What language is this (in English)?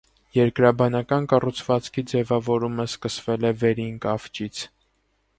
Armenian